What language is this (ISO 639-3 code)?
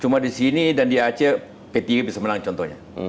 ind